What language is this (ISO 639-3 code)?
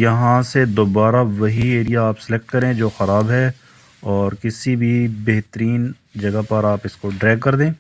urd